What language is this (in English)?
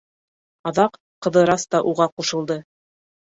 Bashkir